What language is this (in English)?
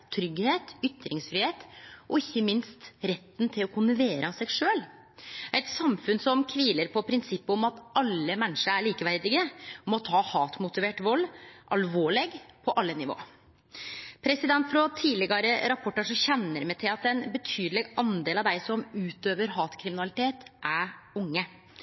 Norwegian Nynorsk